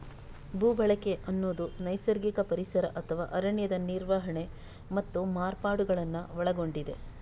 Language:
Kannada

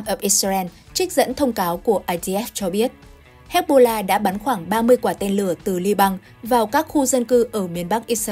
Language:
Vietnamese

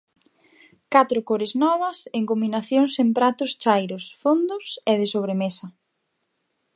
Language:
Galician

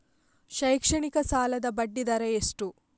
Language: Kannada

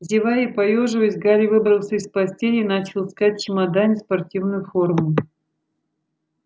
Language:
Russian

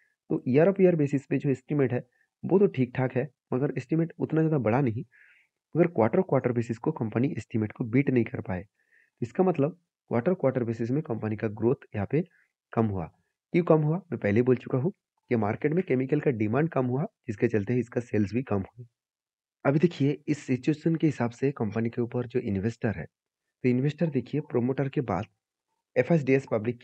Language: Hindi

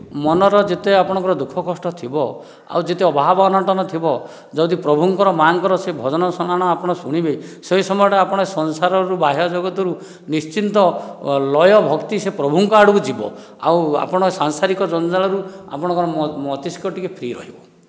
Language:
Odia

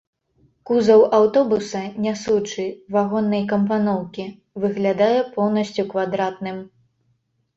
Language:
Belarusian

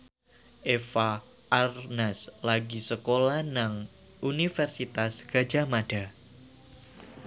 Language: Javanese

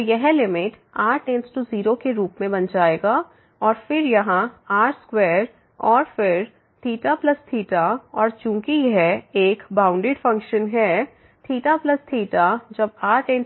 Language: Hindi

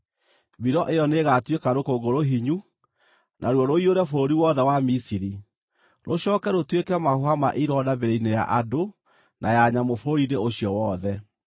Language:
Kikuyu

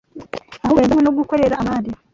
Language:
Kinyarwanda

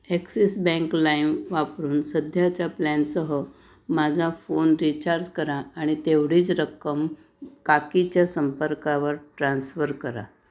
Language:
Marathi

